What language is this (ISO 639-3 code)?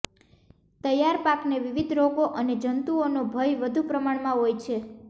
guj